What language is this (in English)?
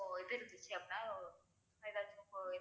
Tamil